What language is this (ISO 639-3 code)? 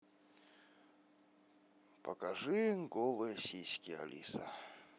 rus